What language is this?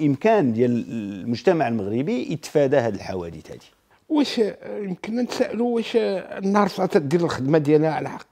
Arabic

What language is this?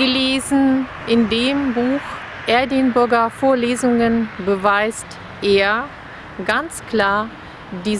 German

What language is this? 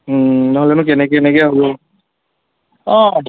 Assamese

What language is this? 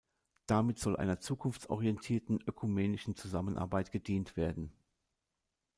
German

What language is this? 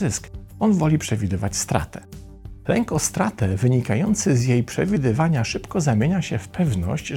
Polish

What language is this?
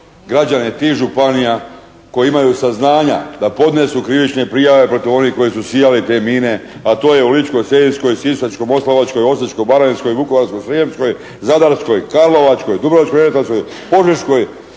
Croatian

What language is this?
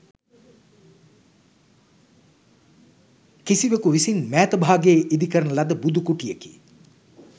Sinhala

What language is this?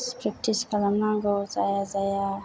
Bodo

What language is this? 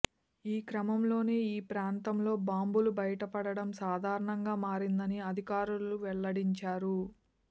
Telugu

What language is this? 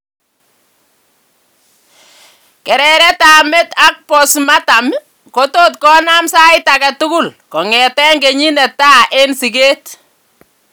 Kalenjin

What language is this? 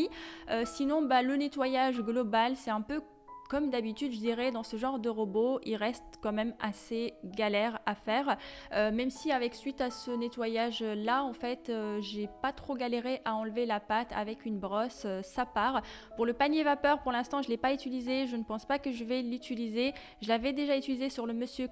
French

